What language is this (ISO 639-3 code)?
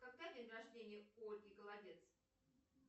rus